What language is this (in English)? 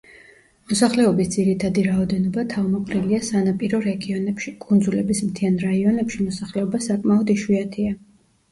Georgian